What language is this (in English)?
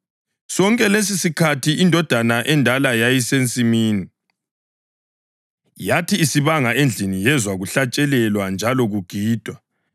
North Ndebele